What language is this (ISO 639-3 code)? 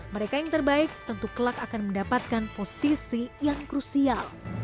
ind